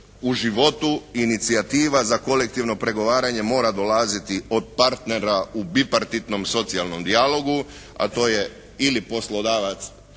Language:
Croatian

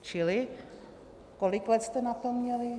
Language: Czech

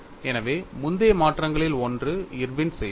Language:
Tamil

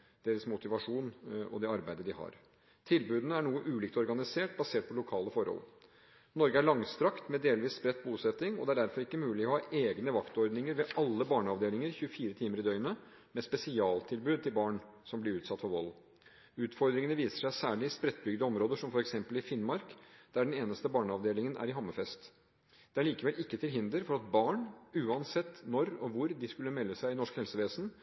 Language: Norwegian Bokmål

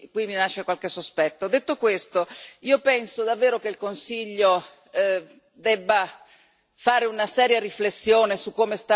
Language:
Italian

